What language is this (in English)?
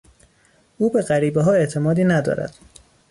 Persian